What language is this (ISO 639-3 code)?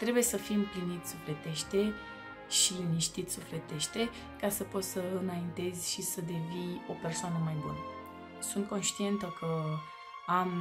ron